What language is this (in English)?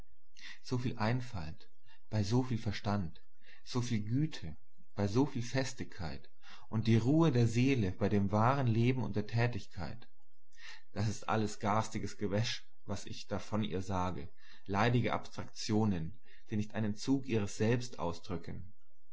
German